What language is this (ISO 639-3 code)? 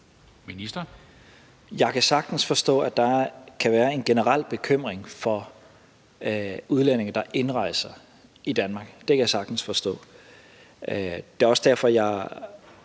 dan